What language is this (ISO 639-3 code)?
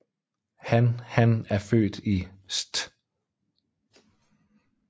dan